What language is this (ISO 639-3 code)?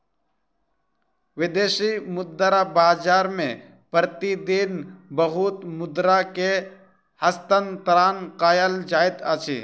mai